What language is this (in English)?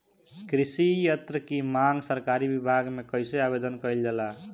Bhojpuri